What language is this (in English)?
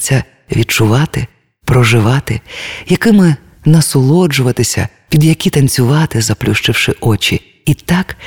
Ukrainian